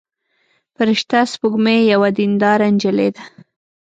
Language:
Pashto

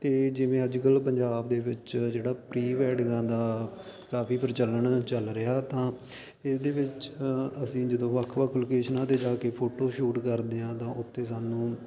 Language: Punjabi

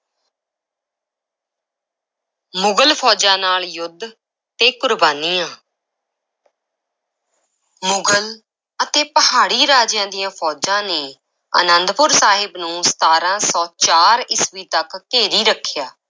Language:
Punjabi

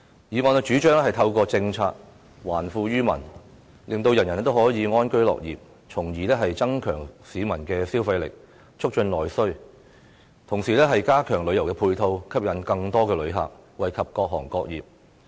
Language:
Cantonese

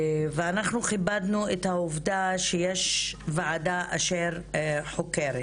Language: Hebrew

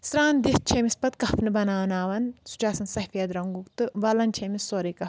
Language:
Kashmiri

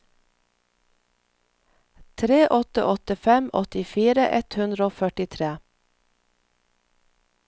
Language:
Norwegian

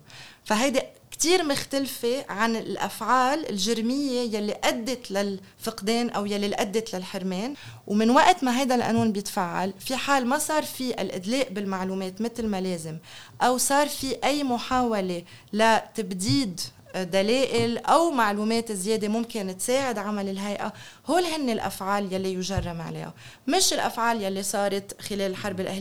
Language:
Arabic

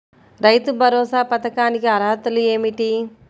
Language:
Telugu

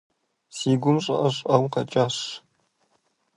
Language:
Kabardian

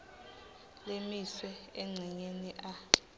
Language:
Swati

